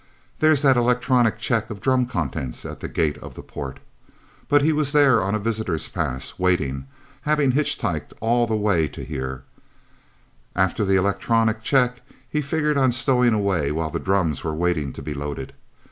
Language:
English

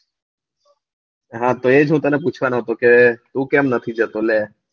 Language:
Gujarati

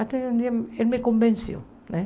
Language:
Portuguese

